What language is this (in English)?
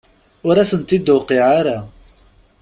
Kabyle